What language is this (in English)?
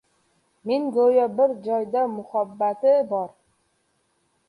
Uzbek